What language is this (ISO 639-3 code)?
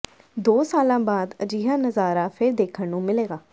pan